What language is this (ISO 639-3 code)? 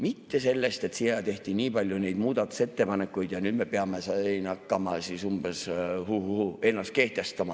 est